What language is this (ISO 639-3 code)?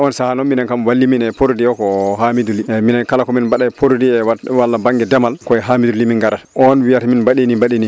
ful